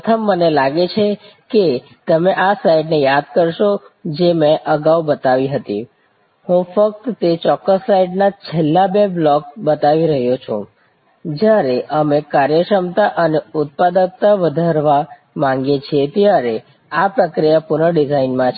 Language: Gujarati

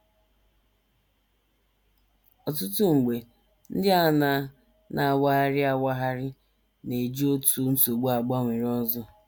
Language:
Igbo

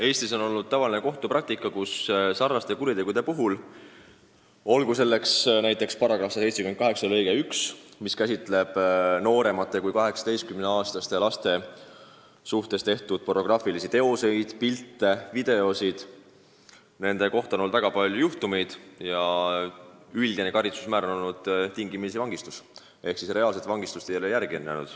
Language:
Estonian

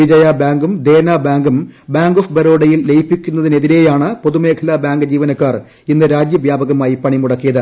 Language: Malayalam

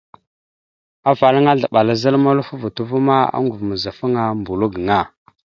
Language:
Mada (Cameroon)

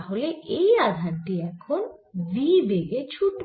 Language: Bangla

